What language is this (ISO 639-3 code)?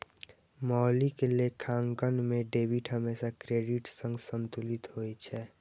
mai